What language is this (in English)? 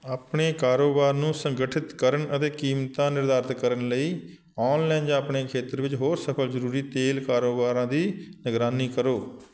Punjabi